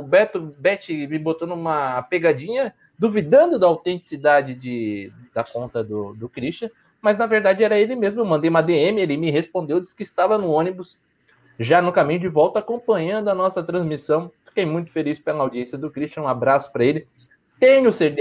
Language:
Portuguese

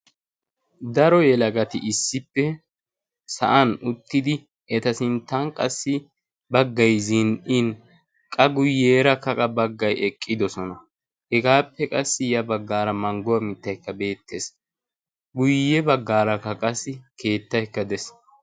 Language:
Wolaytta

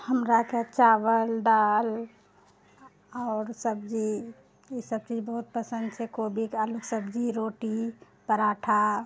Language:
Maithili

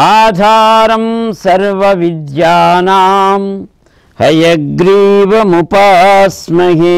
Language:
Italian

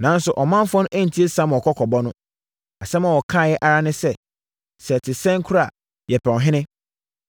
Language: Akan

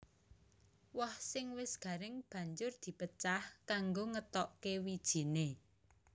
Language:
Javanese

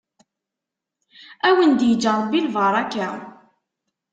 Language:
Kabyle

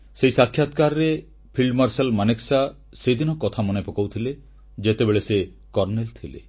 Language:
Odia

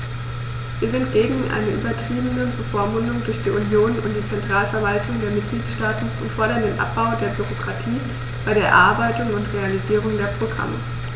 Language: German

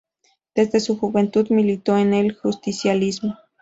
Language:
Spanish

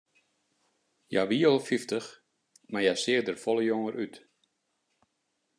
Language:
Western Frisian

